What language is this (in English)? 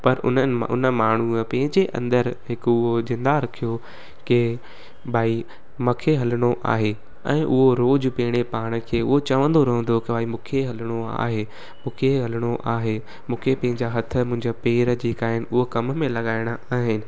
Sindhi